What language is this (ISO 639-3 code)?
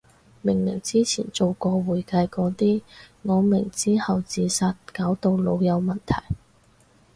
yue